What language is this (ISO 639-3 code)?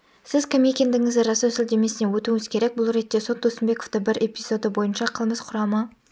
kaz